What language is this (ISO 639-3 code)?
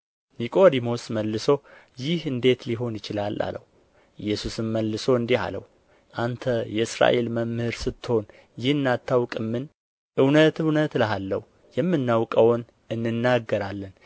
amh